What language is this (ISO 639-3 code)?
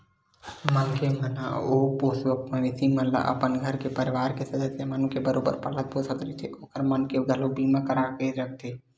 hne